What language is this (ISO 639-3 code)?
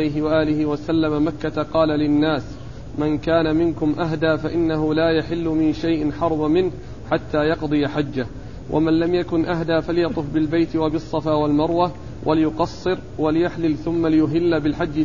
ara